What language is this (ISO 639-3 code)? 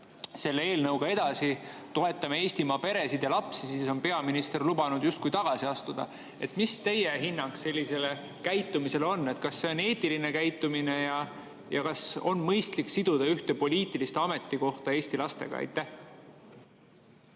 est